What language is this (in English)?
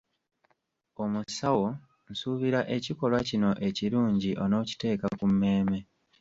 Ganda